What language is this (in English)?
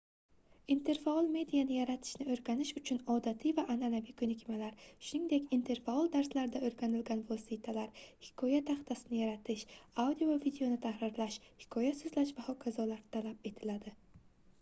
Uzbek